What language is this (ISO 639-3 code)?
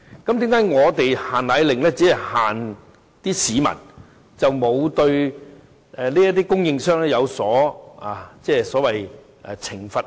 yue